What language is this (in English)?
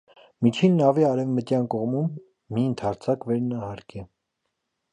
Armenian